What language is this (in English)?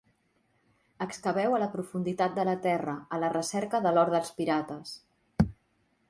Catalan